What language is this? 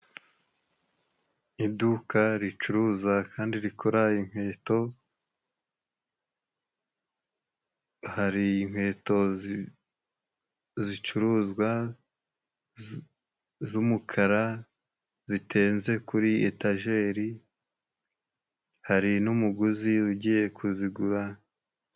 Kinyarwanda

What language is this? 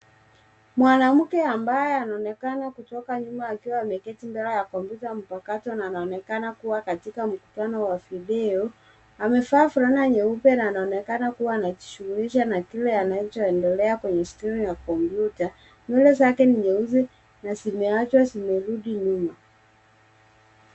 Swahili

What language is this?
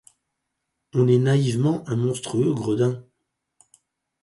French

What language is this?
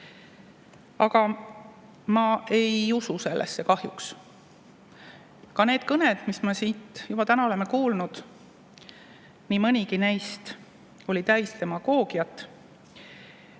Estonian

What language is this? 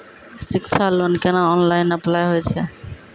Maithili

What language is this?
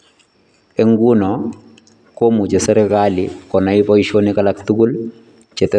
Kalenjin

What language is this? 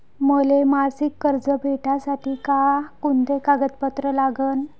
Marathi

